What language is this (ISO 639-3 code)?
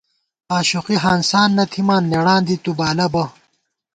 gwt